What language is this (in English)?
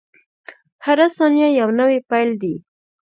Pashto